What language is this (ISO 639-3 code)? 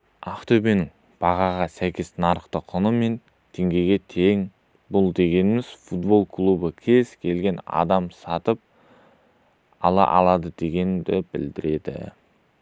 kaz